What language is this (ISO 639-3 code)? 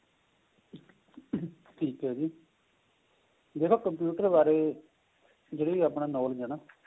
pan